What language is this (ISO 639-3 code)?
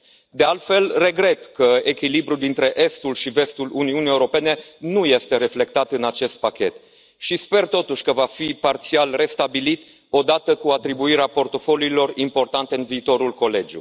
ron